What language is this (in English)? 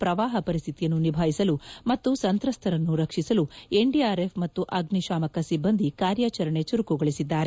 Kannada